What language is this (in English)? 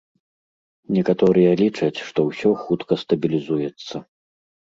Belarusian